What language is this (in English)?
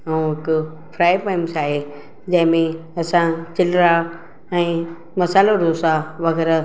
Sindhi